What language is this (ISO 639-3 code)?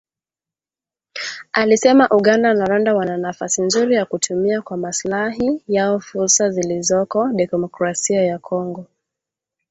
swa